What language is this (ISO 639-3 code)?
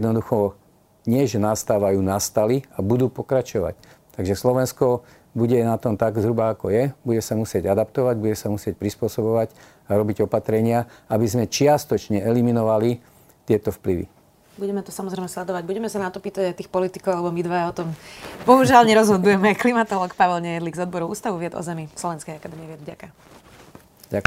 slk